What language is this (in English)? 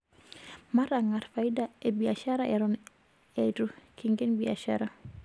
Masai